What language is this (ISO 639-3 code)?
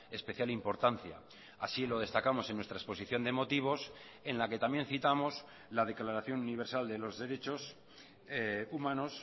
spa